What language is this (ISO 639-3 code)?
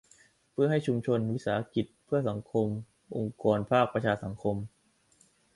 tha